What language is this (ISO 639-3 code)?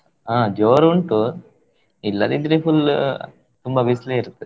kan